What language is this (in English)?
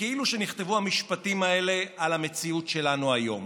Hebrew